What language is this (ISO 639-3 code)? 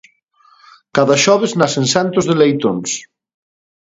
glg